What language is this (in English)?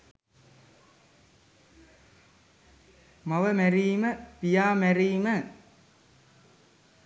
Sinhala